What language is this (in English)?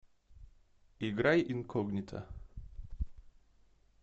Russian